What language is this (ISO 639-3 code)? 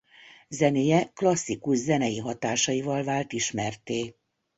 hun